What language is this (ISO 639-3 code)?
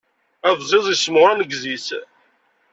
kab